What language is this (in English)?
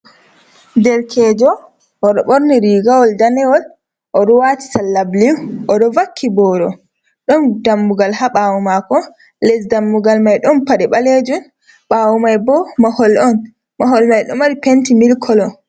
Fula